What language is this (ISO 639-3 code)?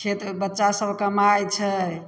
mai